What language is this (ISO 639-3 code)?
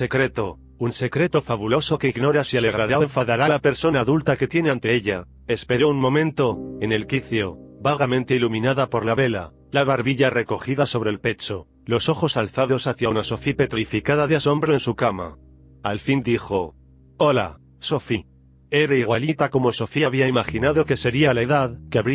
spa